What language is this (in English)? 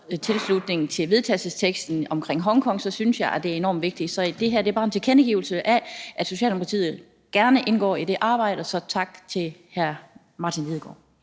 Danish